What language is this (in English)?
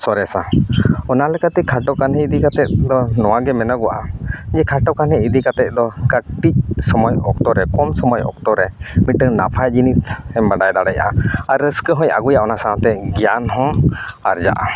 Santali